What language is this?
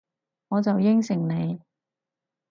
Cantonese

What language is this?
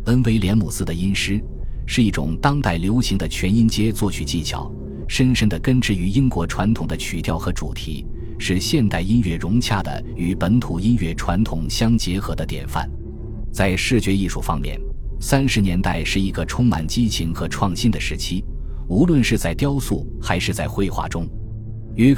Chinese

